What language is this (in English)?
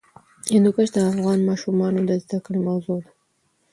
Pashto